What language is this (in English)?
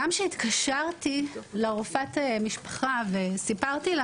Hebrew